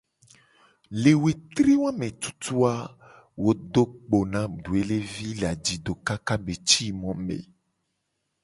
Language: Gen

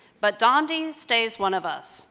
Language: English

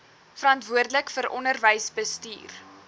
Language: Afrikaans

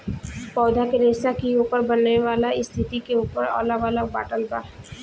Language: Bhojpuri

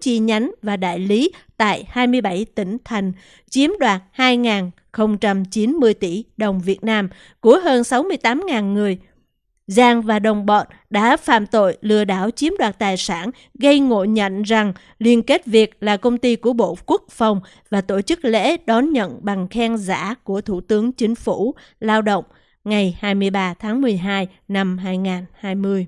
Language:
Vietnamese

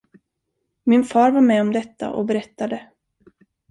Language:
Swedish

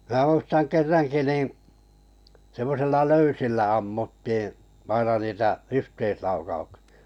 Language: Finnish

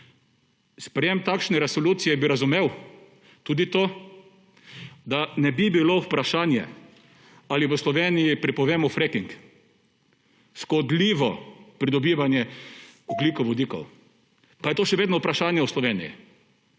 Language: Slovenian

